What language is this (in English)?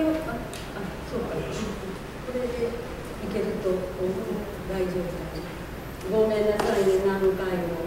Japanese